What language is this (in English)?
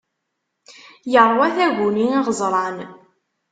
Kabyle